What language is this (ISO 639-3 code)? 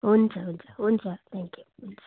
nep